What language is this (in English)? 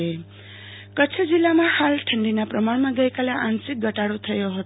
Gujarati